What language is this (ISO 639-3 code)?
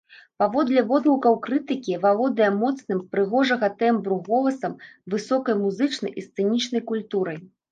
bel